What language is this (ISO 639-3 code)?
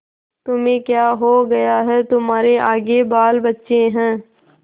hin